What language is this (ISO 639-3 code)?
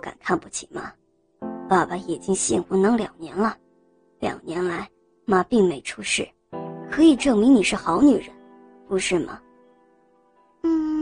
zho